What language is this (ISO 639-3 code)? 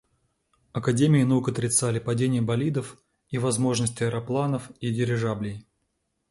rus